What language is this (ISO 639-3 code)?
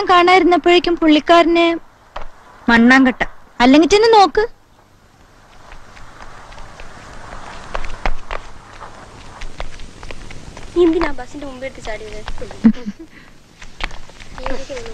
nld